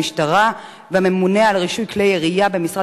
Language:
Hebrew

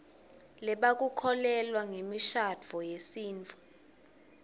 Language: Swati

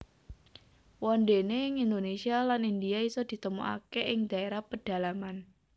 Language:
Javanese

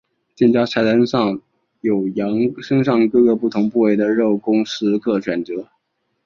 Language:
Chinese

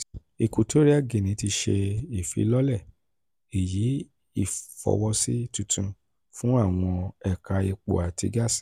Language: Yoruba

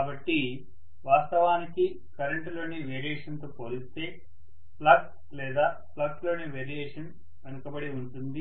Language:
Telugu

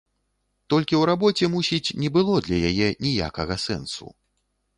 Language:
Belarusian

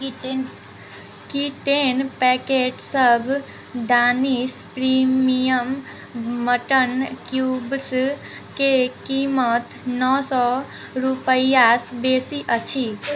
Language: Maithili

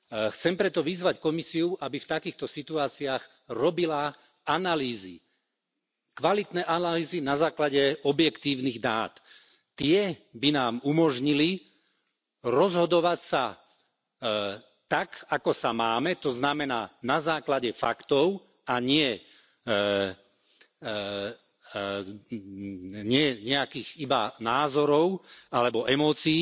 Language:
Slovak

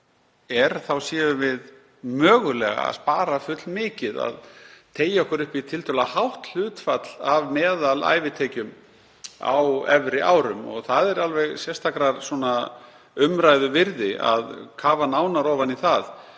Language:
Icelandic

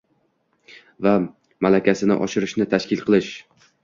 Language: Uzbek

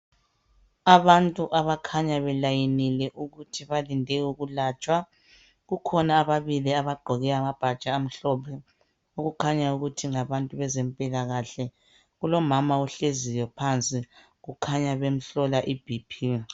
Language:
North Ndebele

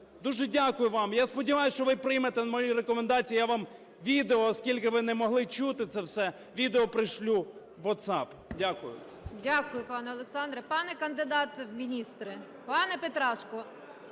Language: Ukrainian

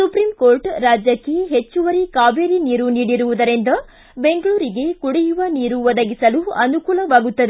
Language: Kannada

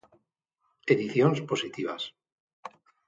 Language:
Galician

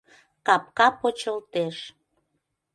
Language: Mari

